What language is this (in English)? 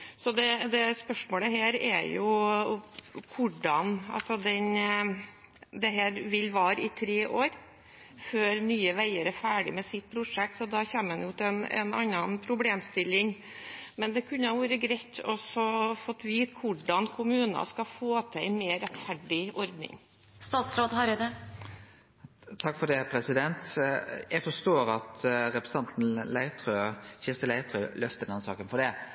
Norwegian